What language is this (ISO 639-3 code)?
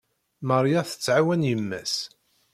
kab